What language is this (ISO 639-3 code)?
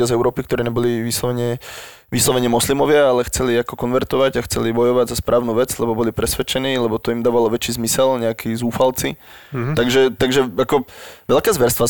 slk